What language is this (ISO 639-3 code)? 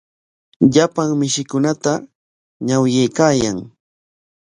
qwa